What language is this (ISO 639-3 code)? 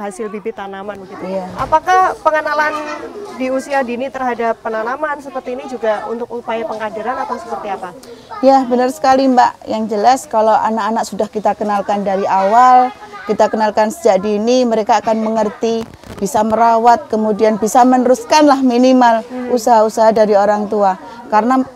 ind